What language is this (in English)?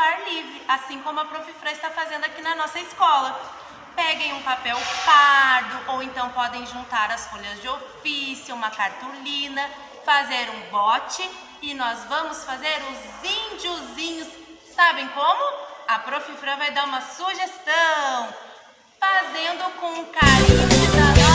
Portuguese